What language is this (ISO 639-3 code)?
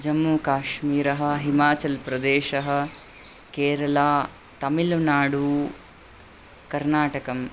san